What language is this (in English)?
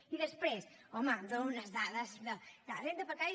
Catalan